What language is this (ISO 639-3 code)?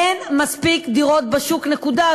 heb